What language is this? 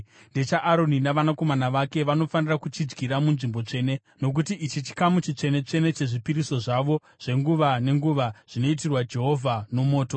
Shona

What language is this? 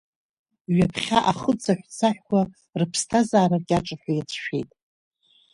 Abkhazian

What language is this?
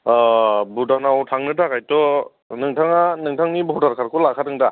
Bodo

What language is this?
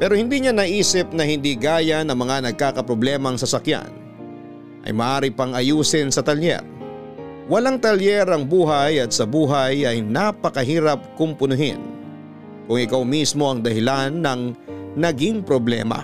Filipino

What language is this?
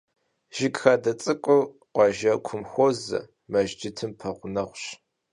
Kabardian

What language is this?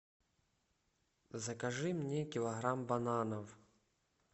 Russian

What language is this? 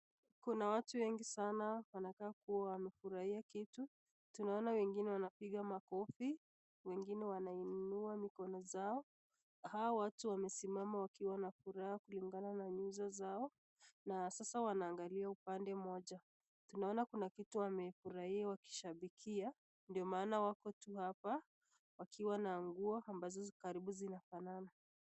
Swahili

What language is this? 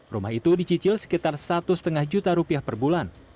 Indonesian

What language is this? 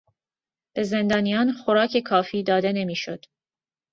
Persian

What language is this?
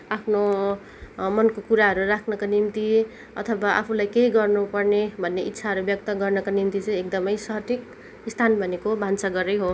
Nepali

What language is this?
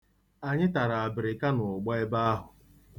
Igbo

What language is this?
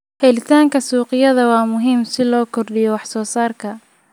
Somali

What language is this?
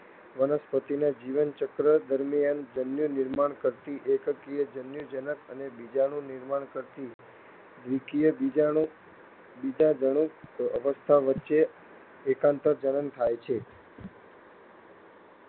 Gujarati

